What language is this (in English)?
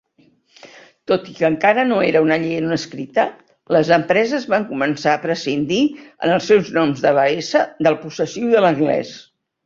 Catalan